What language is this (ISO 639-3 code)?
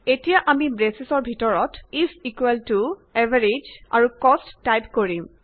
asm